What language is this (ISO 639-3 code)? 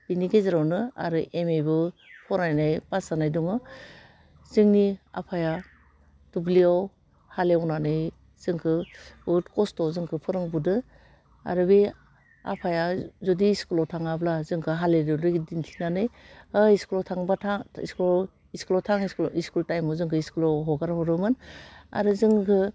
brx